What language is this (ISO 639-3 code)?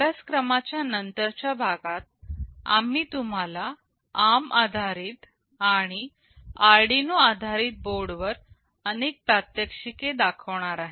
mar